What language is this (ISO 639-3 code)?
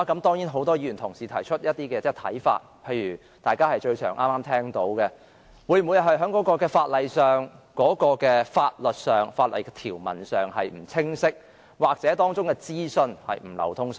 yue